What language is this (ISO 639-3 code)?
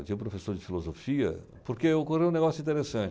por